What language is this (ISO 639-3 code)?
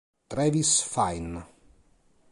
ita